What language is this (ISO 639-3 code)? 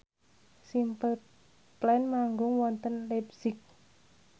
jav